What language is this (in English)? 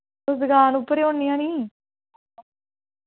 Dogri